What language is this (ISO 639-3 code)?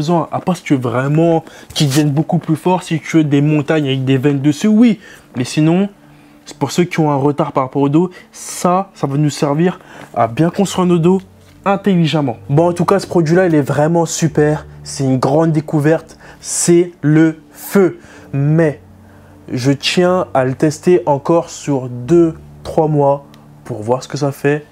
fra